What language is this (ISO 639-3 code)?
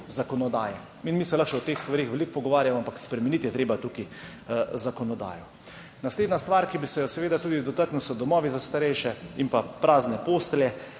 slv